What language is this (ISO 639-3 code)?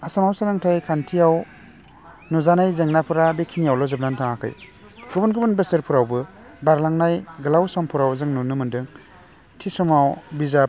brx